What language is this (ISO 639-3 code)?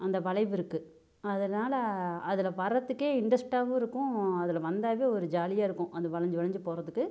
tam